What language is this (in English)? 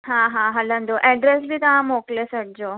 Sindhi